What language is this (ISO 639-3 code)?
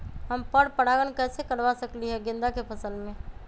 mag